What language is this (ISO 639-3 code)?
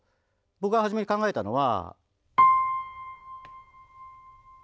jpn